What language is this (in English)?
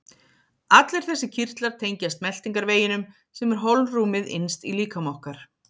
Icelandic